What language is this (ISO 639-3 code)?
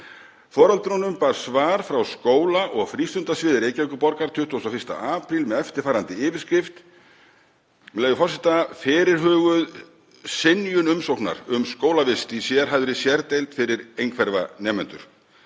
isl